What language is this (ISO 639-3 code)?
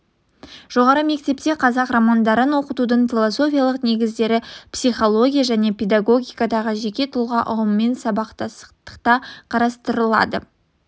kaz